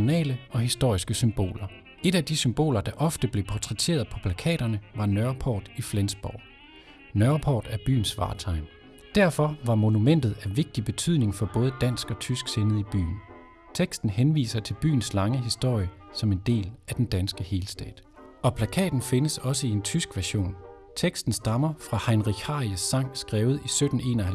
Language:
Danish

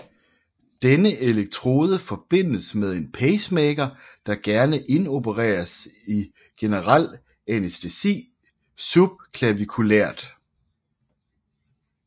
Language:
Danish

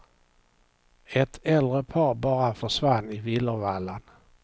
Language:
Swedish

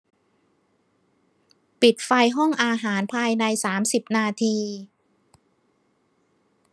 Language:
Thai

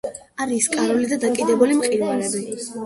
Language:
Georgian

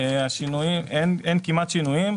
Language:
Hebrew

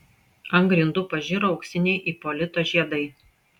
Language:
Lithuanian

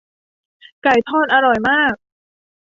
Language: Thai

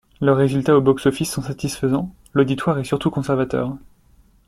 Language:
French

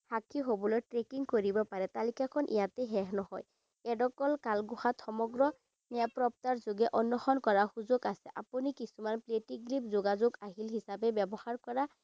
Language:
Assamese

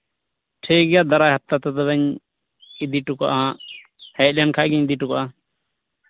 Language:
Santali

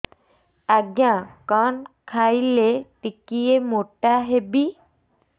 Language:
Odia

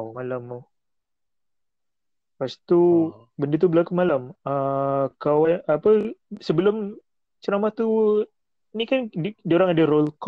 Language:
Malay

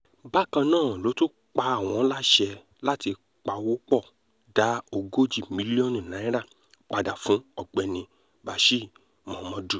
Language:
Yoruba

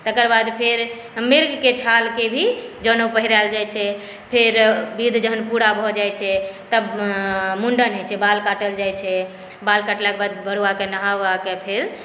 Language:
Maithili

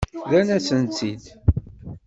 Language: Kabyle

